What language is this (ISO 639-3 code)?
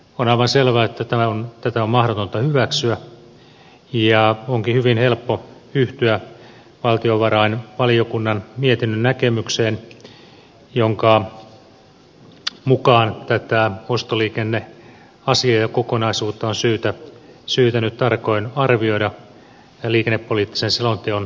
fin